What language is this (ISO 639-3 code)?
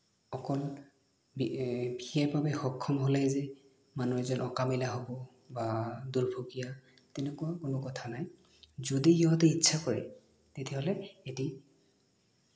asm